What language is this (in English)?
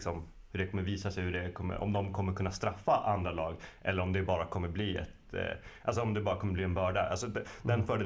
Swedish